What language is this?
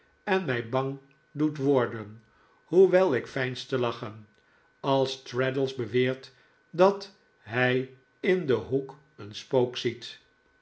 Dutch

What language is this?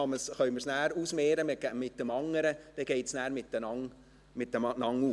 Swiss German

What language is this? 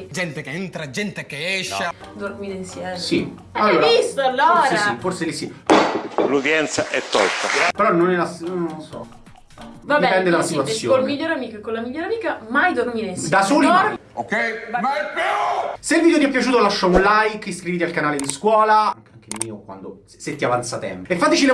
Italian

